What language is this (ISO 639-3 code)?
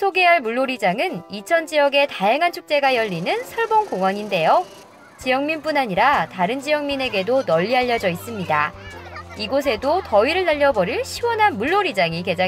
kor